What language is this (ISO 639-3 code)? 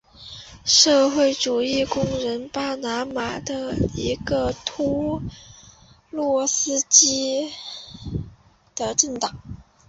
zho